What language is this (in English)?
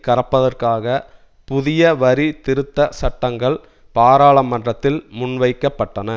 Tamil